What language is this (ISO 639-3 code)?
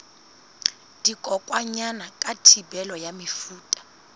sot